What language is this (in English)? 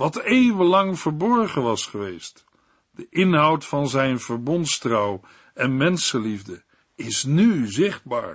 Dutch